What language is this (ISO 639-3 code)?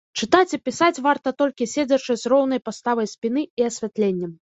bel